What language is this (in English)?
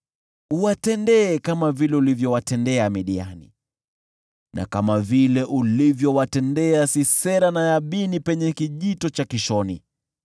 Swahili